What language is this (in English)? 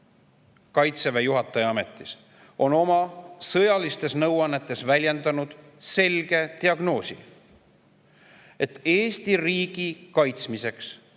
Estonian